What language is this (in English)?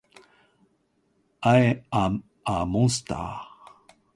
Japanese